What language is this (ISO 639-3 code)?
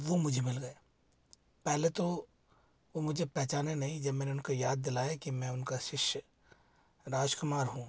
hin